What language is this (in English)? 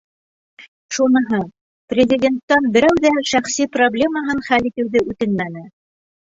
Bashkir